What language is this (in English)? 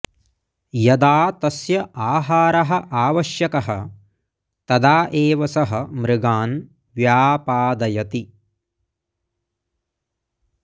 Sanskrit